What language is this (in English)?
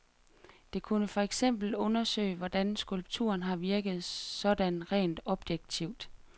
Danish